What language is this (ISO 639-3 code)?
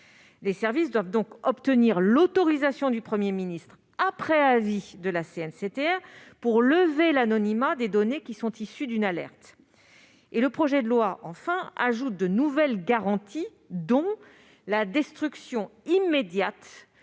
fra